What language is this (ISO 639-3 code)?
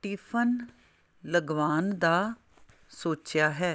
pan